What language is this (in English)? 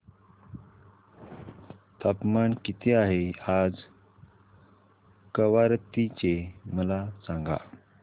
Marathi